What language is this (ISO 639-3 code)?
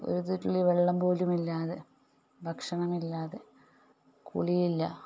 mal